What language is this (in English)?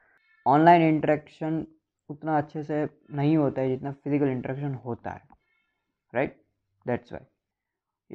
Hindi